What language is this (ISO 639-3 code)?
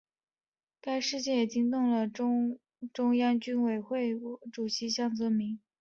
zho